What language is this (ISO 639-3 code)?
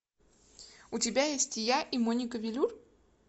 rus